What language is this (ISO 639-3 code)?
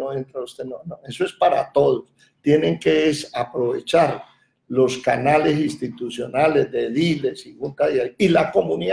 spa